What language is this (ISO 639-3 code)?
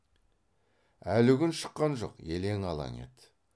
kaz